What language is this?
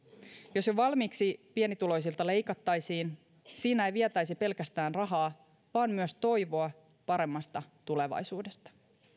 Finnish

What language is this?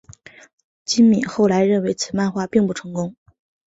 Chinese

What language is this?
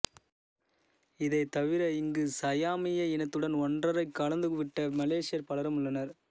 Tamil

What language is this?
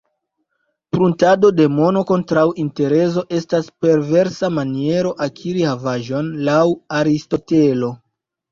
Esperanto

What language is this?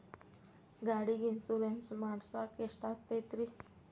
Kannada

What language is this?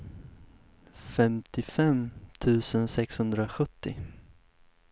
Swedish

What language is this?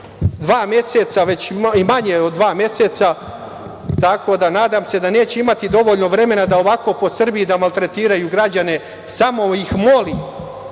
Serbian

